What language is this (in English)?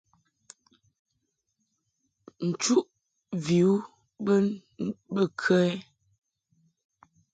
Mungaka